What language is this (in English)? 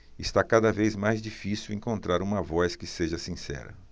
Portuguese